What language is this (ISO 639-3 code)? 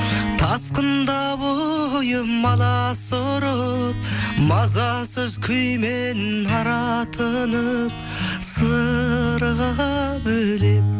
kaz